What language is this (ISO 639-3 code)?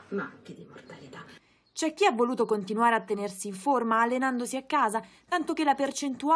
ita